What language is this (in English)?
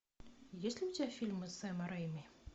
Russian